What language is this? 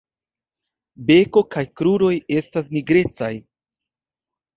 Esperanto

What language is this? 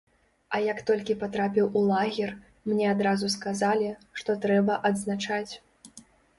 Belarusian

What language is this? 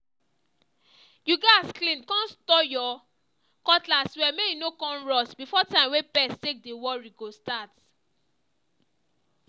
Nigerian Pidgin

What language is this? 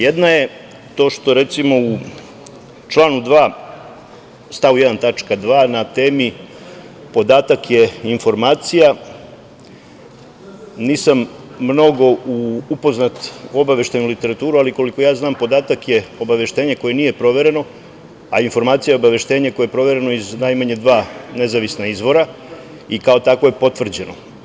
Serbian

